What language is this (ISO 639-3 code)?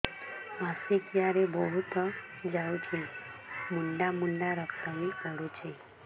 ori